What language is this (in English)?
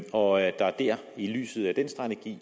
Danish